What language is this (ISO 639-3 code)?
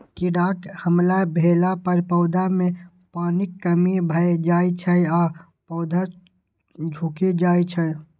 mai